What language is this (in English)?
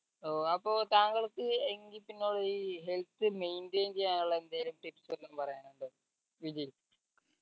Malayalam